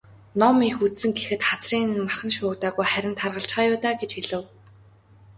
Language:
Mongolian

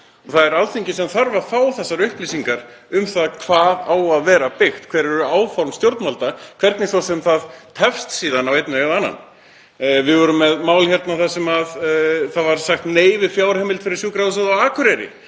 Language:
Icelandic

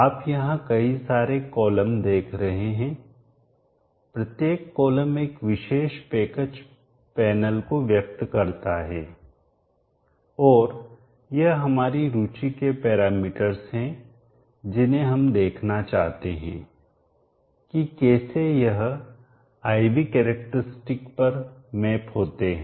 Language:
Hindi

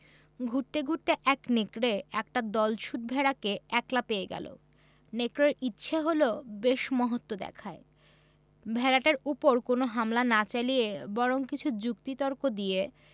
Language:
Bangla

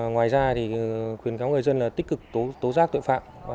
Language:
Vietnamese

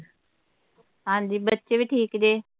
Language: Punjabi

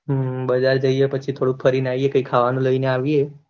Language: Gujarati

